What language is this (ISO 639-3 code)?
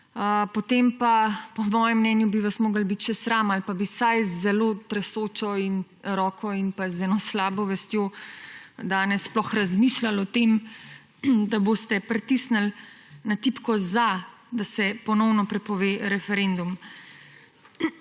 slv